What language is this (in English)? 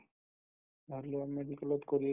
Assamese